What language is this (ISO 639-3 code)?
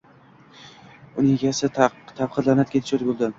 uzb